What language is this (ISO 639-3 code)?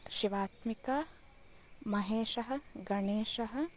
san